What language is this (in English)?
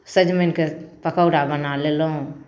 Maithili